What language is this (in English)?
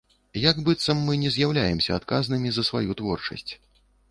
Belarusian